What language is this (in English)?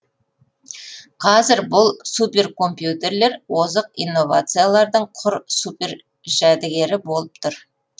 Kazakh